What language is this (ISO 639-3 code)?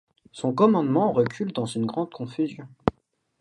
fra